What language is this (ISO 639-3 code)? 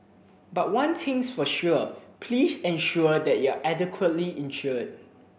eng